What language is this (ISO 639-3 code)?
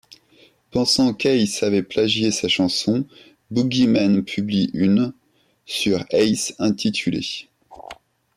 fra